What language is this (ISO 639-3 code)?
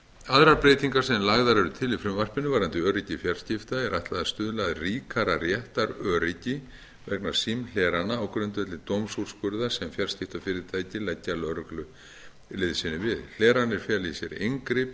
isl